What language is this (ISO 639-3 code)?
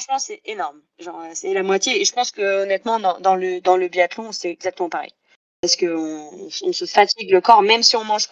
fra